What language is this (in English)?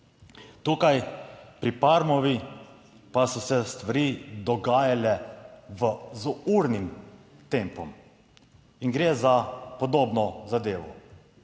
Slovenian